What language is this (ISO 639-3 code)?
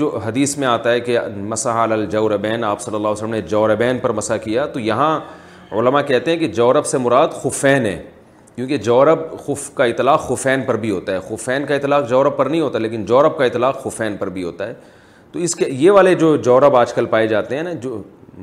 urd